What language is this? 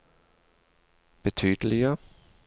Norwegian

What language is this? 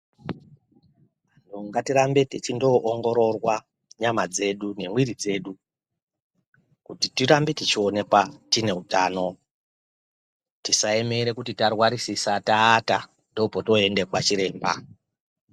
Ndau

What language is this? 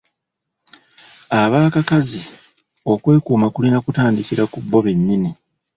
Ganda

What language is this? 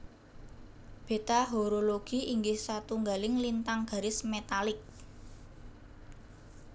Javanese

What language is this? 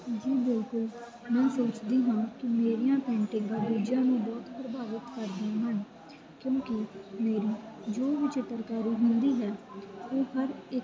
Punjabi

